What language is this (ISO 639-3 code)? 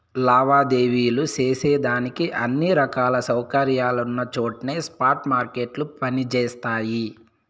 tel